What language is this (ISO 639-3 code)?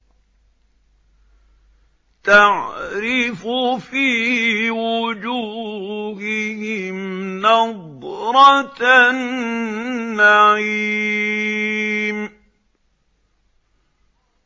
ara